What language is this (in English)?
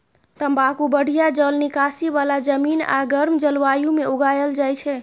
Maithili